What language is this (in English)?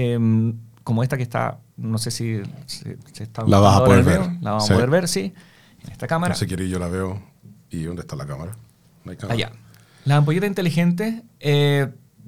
Spanish